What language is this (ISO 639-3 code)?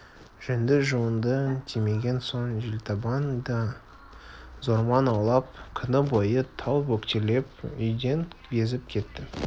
kaz